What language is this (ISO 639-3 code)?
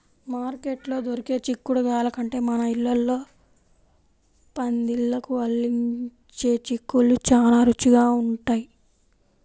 tel